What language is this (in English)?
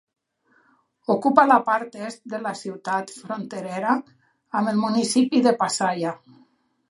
Catalan